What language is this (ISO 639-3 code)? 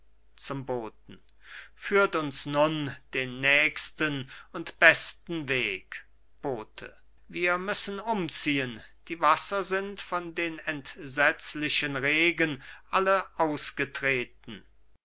deu